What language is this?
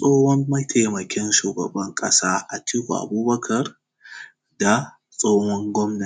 Hausa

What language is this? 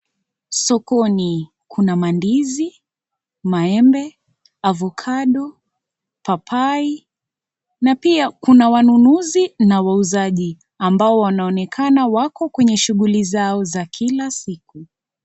Swahili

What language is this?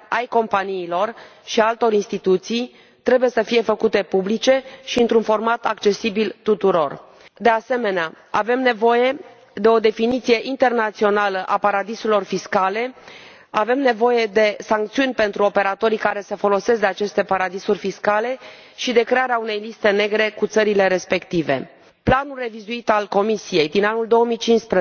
Romanian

